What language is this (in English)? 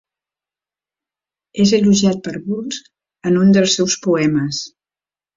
Catalan